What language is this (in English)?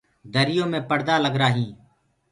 Gurgula